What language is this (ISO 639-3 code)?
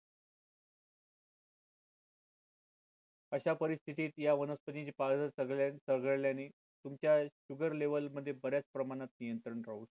mar